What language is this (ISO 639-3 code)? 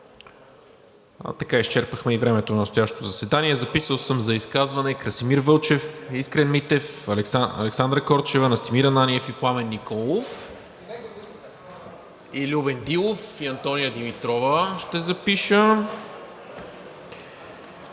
bul